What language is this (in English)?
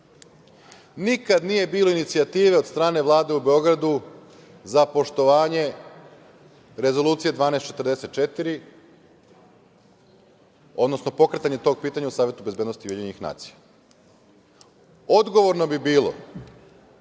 Serbian